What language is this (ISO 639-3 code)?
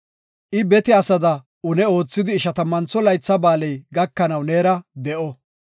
gof